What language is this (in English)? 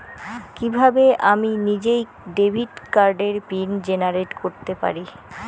Bangla